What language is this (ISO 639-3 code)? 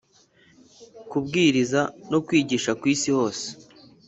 kin